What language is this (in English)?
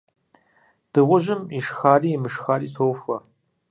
Kabardian